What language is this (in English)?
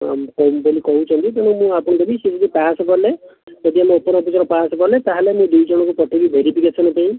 Odia